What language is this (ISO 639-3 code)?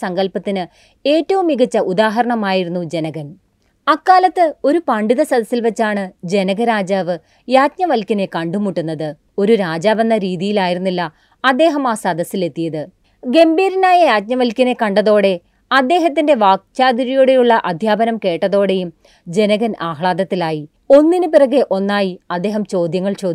mal